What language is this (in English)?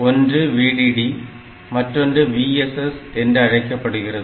Tamil